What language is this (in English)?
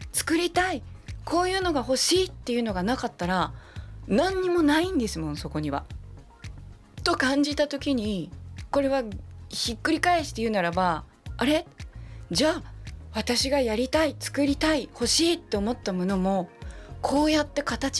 Japanese